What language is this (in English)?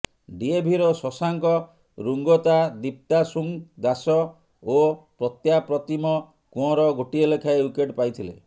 Odia